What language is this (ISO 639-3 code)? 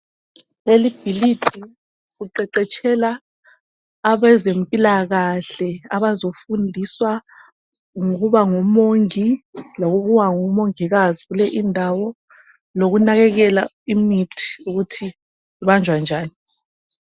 nde